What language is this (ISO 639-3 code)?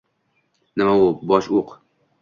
uzb